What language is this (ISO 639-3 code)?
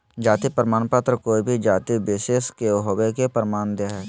mag